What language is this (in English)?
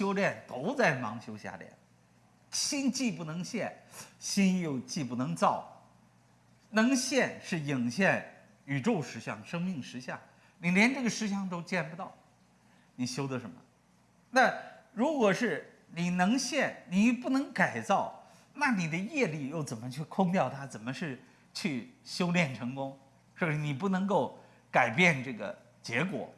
Chinese